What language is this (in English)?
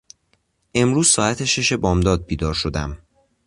Persian